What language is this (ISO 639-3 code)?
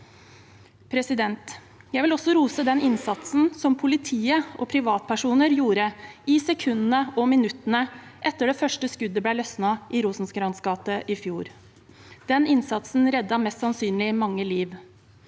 nor